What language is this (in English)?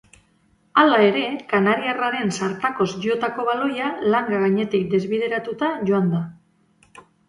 Basque